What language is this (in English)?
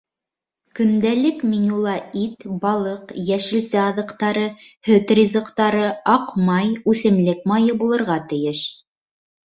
Bashkir